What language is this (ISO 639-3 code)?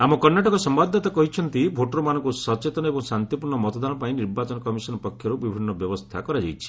ori